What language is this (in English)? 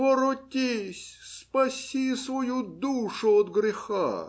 Russian